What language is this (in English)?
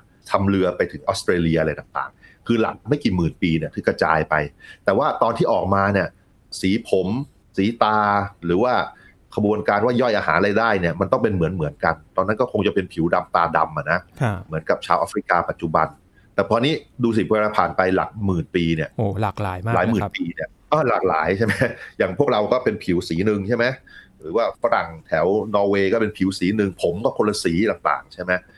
Thai